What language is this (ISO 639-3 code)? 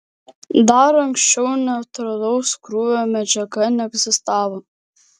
lit